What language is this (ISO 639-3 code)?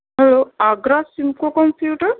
urd